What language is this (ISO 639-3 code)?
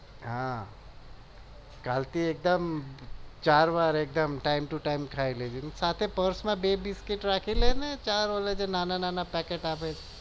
guj